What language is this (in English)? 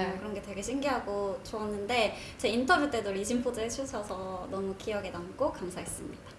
Korean